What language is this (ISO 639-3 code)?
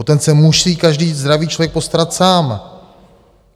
ces